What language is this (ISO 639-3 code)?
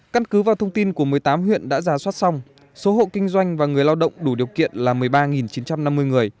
vie